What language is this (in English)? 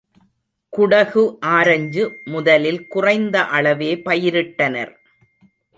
Tamil